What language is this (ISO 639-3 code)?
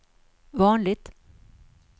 swe